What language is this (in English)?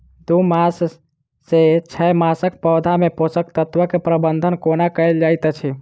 Maithili